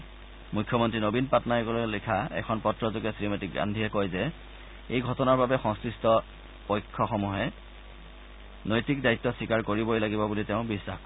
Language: Assamese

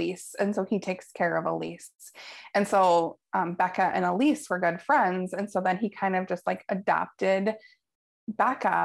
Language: English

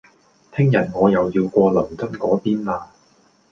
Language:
Cantonese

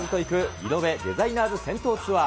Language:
Japanese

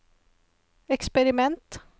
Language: Norwegian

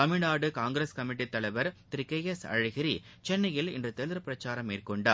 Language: Tamil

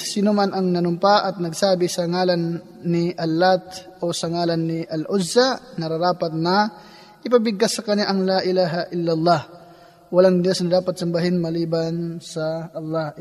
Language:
Filipino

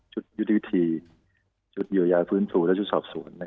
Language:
Thai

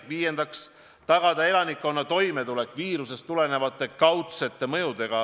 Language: Estonian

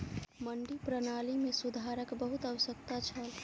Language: Maithili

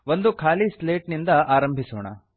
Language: Kannada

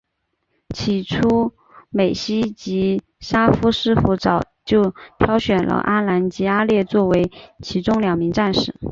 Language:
Chinese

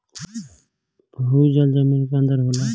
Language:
Bhojpuri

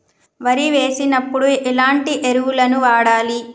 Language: Telugu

